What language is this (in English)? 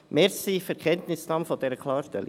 Swiss German